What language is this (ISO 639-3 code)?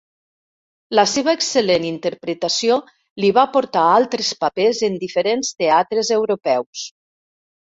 cat